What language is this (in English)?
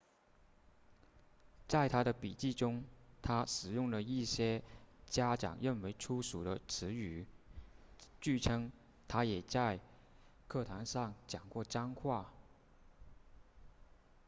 Chinese